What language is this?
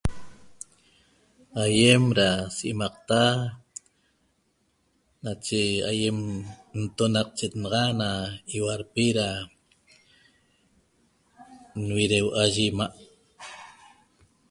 Toba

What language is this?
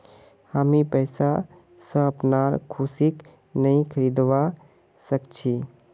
Magahi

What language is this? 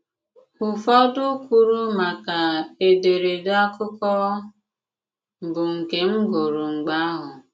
Igbo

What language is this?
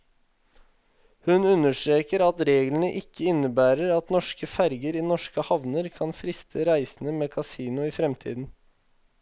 Norwegian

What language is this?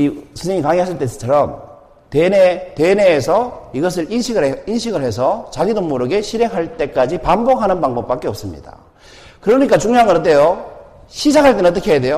Korean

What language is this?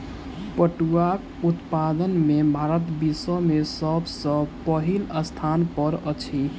Maithili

